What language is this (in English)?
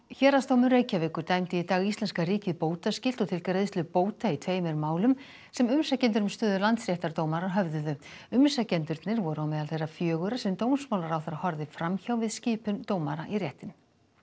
Icelandic